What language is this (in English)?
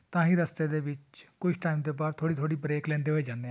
Punjabi